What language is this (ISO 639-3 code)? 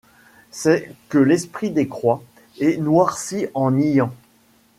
fra